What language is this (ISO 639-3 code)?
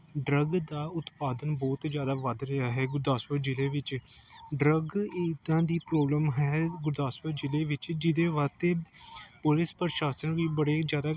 pan